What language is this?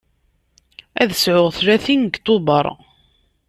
Kabyle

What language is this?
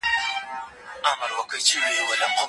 Pashto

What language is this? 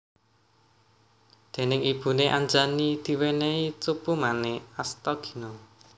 Javanese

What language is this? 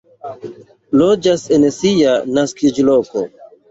Esperanto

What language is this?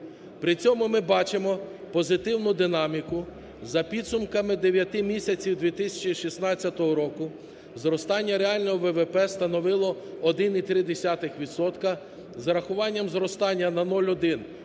Ukrainian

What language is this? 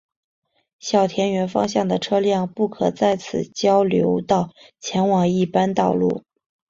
Chinese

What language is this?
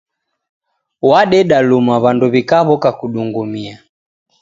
Taita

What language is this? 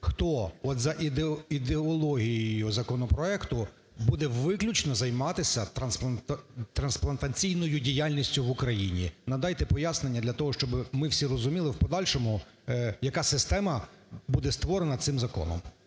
Ukrainian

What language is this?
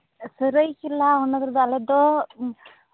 Santali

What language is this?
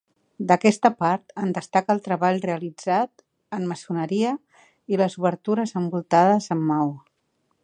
Catalan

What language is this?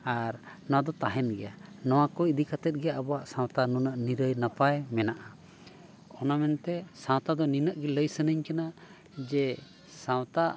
Santali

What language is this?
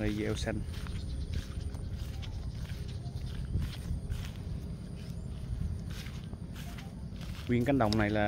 Vietnamese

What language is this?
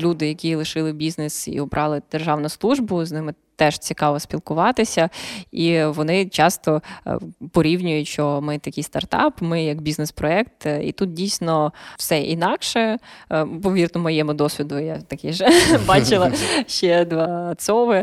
Ukrainian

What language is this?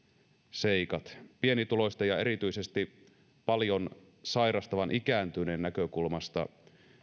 Finnish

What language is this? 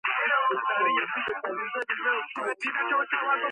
Georgian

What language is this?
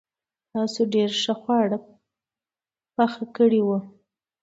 Pashto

